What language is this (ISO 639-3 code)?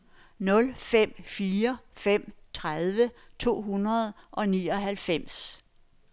dan